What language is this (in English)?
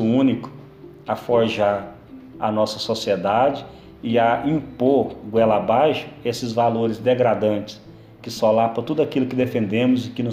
Portuguese